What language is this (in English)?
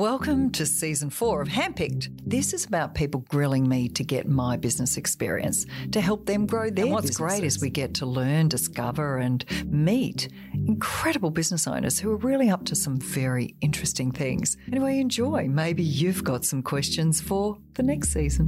English